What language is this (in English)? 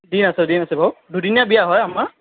Assamese